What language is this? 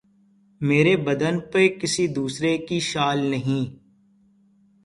Urdu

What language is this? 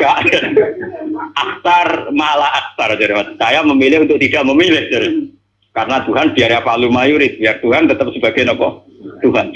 Indonesian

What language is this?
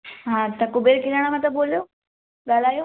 Sindhi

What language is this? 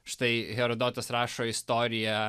Lithuanian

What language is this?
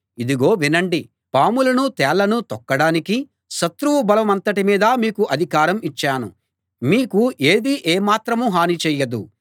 Telugu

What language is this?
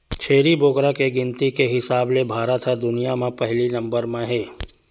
Chhattisgarhi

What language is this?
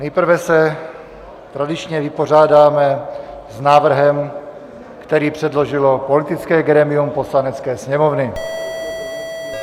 Czech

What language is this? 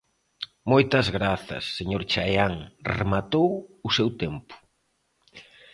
Galician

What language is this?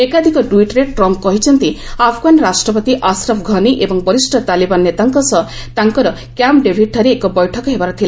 Odia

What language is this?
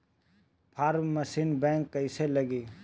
Bhojpuri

